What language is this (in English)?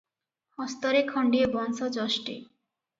Odia